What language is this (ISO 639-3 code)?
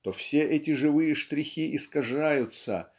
rus